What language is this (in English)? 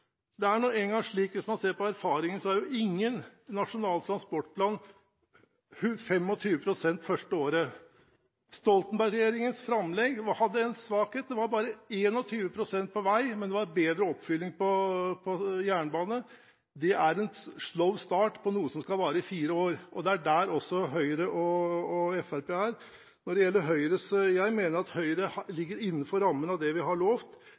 Norwegian Bokmål